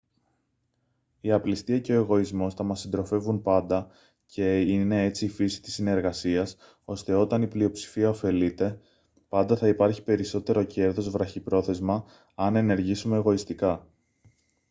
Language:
Greek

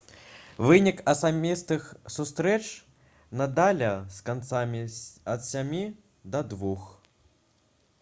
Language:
Belarusian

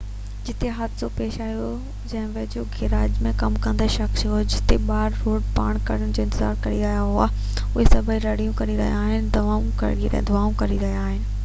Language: Sindhi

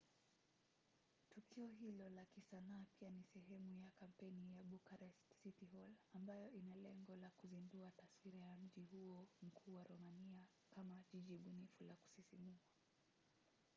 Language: Swahili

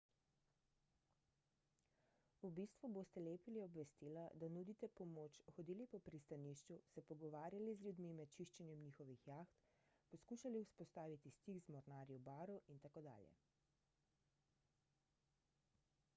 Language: Slovenian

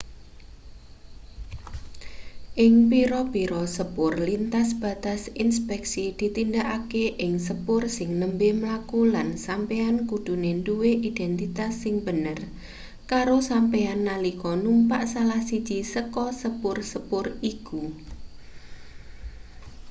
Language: Javanese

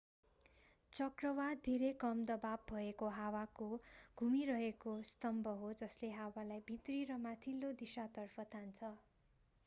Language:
Nepali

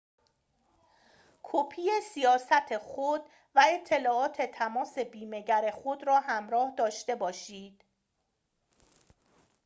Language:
Persian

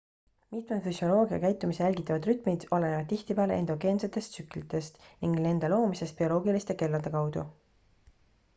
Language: Estonian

